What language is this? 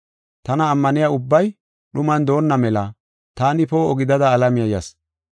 Gofa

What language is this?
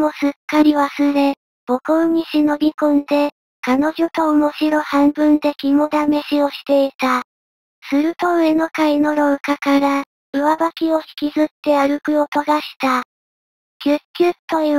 Japanese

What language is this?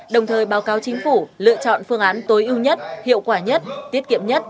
Vietnamese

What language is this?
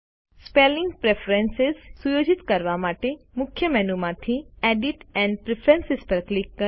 Gujarati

